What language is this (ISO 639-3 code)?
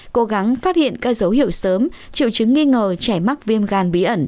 vie